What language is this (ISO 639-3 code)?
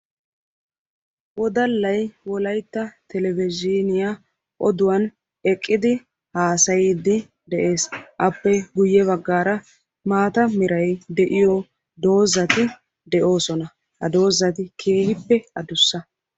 wal